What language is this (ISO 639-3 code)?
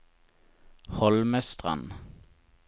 nor